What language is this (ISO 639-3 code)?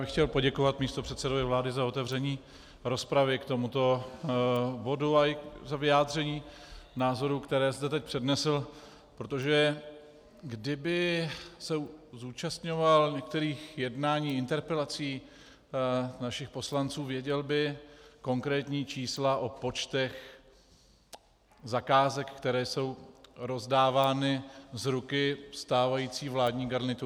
ces